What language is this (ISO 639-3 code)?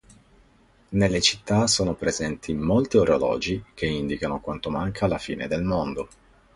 ita